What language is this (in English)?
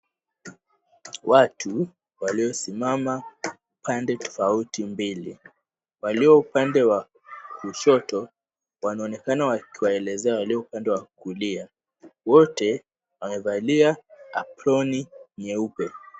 Swahili